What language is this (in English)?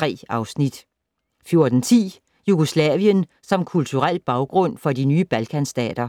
Danish